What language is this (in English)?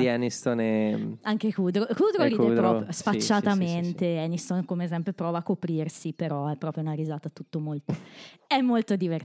Italian